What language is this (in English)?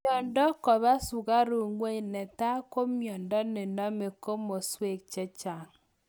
Kalenjin